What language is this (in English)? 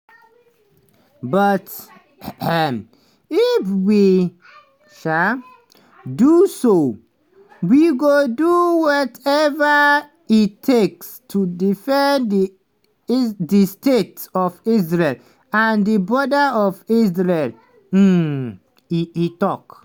Nigerian Pidgin